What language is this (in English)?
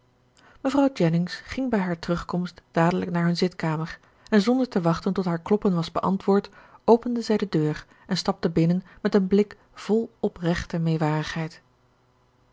Dutch